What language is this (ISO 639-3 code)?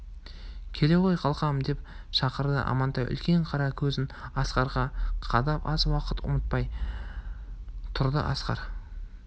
kaz